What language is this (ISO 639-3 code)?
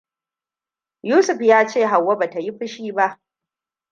hau